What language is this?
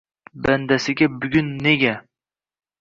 Uzbek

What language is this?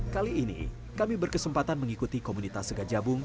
Indonesian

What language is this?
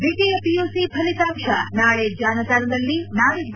Kannada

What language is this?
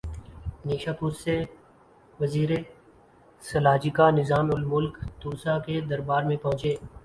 Urdu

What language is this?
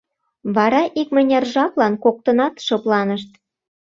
Mari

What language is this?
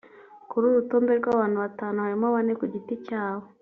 Kinyarwanda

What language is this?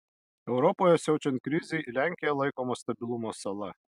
Lithuanian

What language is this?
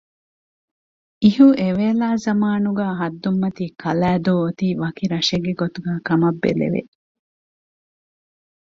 Divehi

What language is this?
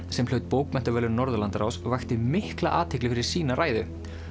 Icelandic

